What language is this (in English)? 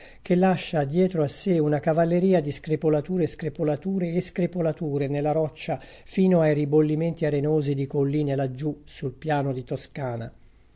Italian